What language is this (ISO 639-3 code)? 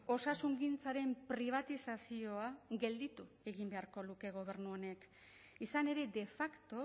eus